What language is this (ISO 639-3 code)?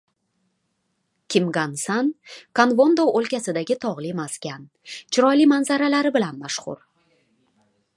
uzb